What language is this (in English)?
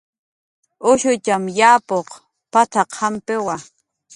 Jaqaru